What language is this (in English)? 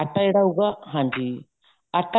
Punjabi